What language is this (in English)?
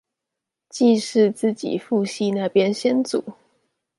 Chinese